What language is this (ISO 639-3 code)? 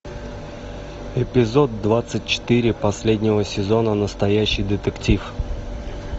rus